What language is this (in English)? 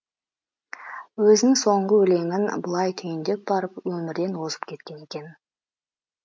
Kazakh